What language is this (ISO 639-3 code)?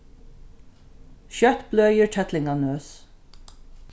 fao